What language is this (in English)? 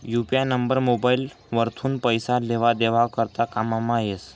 Marathi